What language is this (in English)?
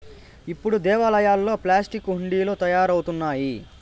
Telugu